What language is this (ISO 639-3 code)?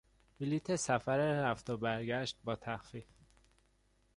fas